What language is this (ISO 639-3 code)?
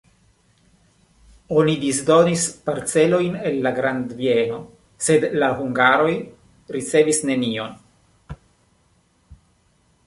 epo